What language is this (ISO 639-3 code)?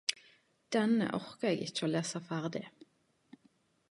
nno